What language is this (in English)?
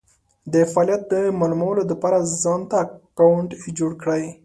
Pashto